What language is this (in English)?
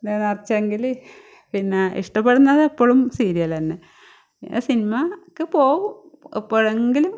Malayalam